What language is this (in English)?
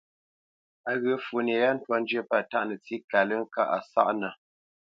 Bamenyam